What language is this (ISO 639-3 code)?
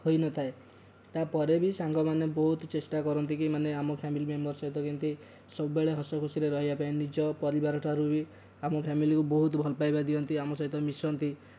ori